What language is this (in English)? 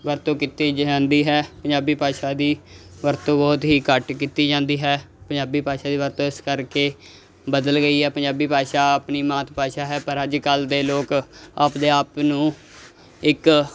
Punjabi